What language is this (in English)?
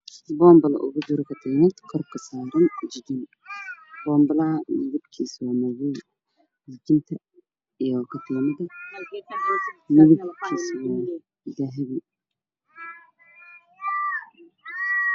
Somali